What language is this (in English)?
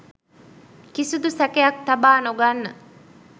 Sinhala